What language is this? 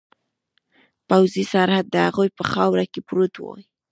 Pashto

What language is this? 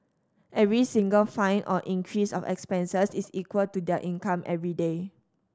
English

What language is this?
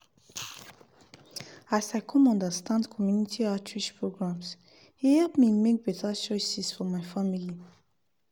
Nigerian Pidgin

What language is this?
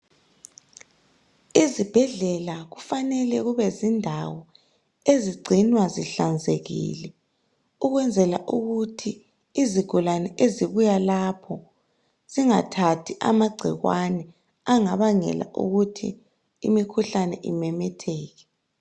North Ndebele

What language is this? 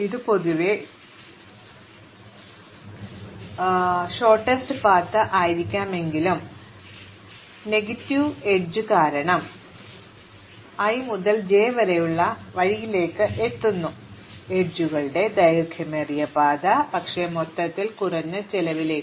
Malayalam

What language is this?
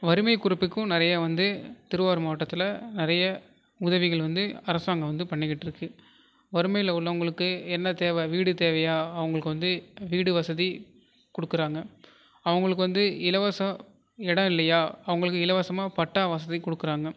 Tamil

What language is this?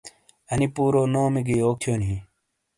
Shina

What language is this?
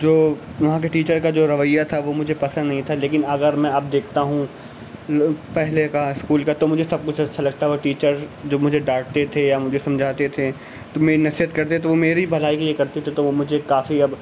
Urdu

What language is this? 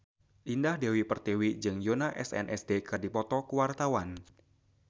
Sundanese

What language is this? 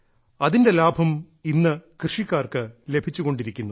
Malayalam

